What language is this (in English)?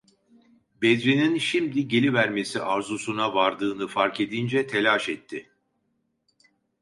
Turkish